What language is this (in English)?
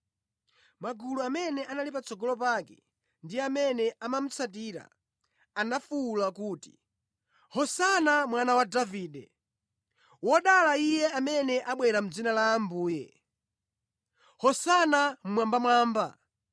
Nyanja